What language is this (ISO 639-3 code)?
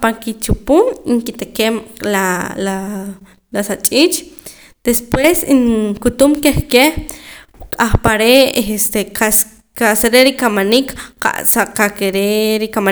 poc